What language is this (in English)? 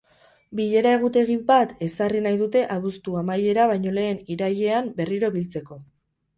Basque